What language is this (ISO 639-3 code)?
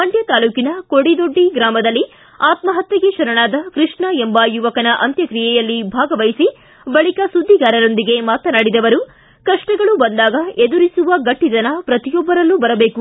kan